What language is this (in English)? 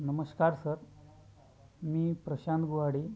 Marathi